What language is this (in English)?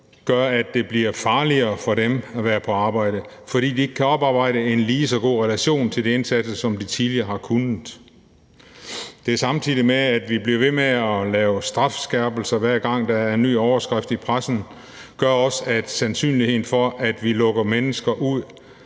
Danish